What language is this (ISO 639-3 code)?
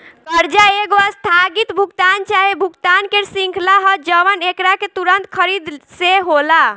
bho